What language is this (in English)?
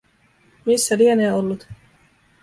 Finnish